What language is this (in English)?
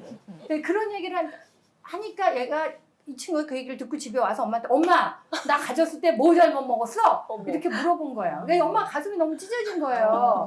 Korean